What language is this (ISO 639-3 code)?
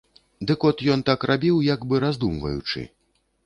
bel